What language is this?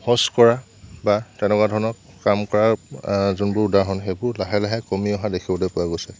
Assamese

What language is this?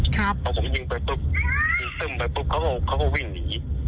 Thai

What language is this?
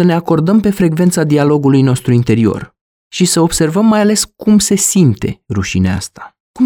Romanian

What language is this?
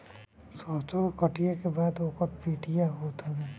Bhojpuri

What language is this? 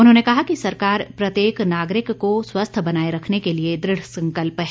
Hindi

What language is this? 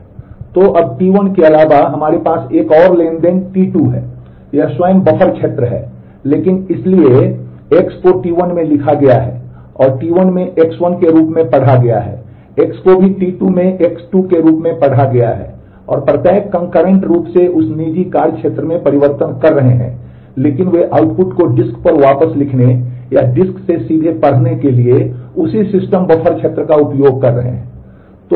Hindi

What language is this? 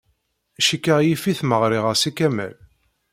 Kabyle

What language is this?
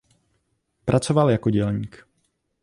Czech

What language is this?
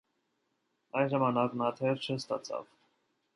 Armenian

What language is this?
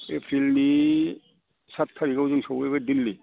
Bodo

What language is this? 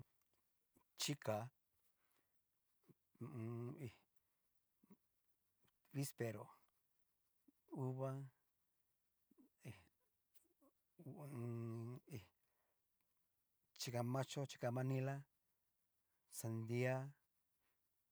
Cacaloxtepec Mixtec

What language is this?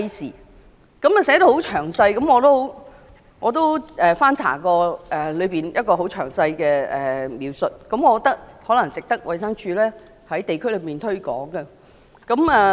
Cantonese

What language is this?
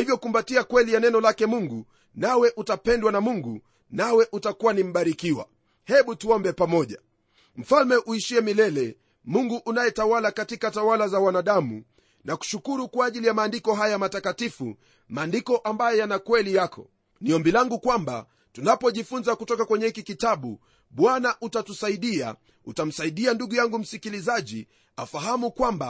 Swahili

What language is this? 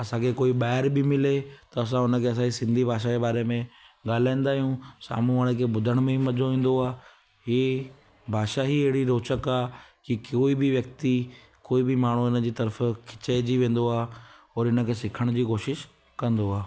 Sindhi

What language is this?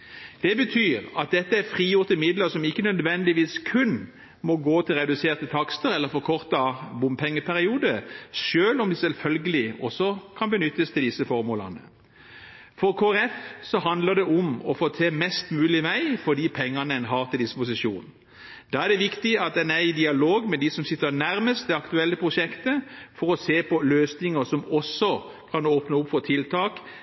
Norwegian Bokmål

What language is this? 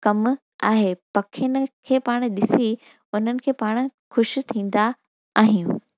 Sindhi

